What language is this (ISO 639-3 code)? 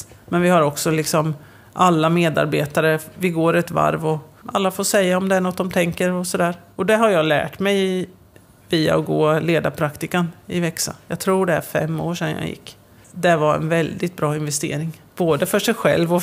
swe